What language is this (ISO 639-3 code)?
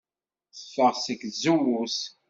kab